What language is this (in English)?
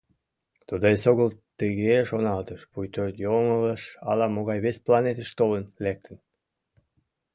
Mari